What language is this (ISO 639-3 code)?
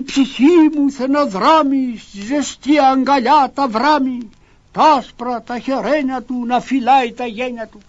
ell